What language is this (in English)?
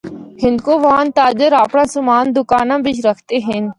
Northern Hindko